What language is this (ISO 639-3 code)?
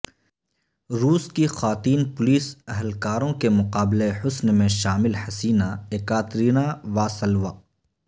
urd